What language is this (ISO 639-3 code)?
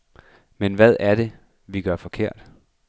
dan